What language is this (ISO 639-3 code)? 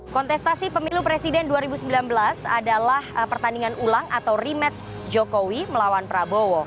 ind